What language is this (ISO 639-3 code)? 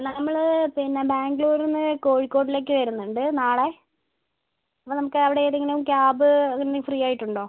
mal